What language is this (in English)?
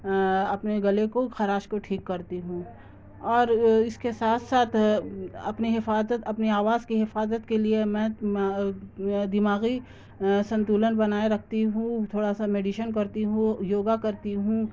Urdu